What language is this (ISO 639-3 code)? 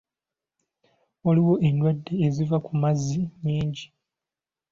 lug